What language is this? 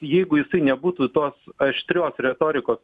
Lithuanian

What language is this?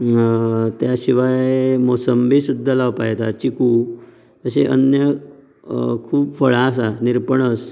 Konkani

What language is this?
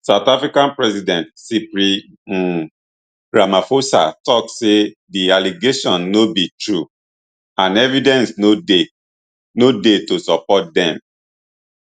Nigerian Pidgin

